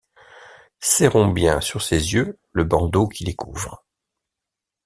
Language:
French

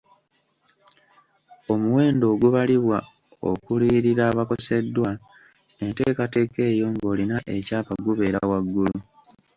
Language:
Ganda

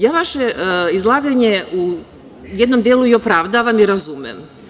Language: Serbian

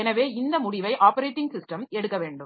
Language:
Tamil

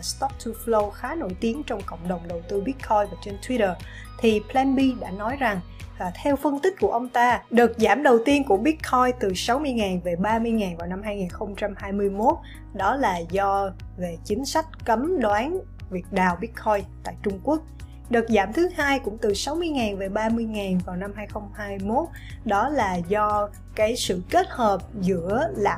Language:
Vietnamese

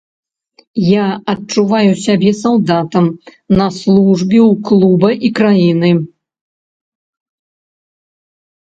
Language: Belarusian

